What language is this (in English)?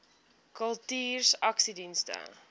Afrikaans